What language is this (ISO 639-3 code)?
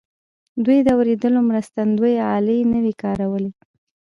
pus